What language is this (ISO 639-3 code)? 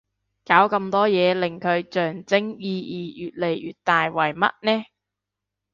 yue